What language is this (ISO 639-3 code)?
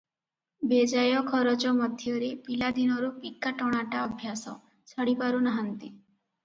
ori